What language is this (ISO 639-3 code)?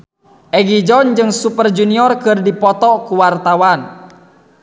sun